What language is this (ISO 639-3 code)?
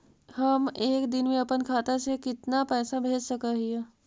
mag